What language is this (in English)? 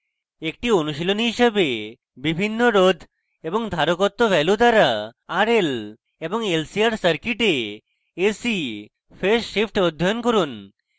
Bangla